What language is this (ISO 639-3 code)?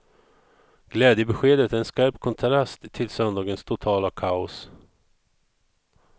swe